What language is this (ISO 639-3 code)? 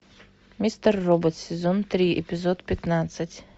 rus